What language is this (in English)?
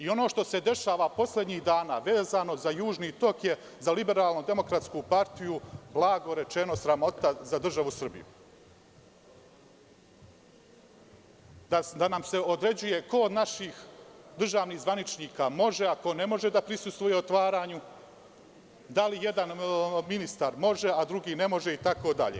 Serbian